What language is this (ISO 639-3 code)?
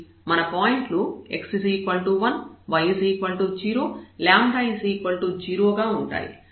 tel